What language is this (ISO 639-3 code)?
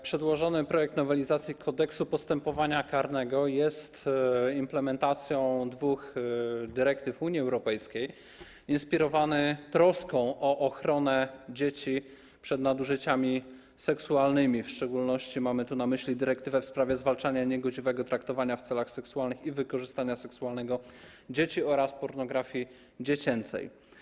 pol